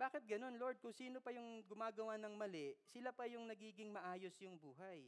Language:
Filipino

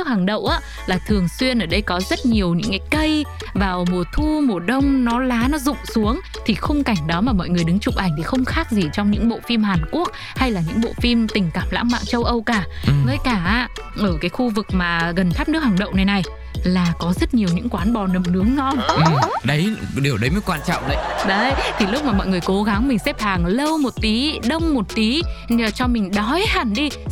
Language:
Vietnamese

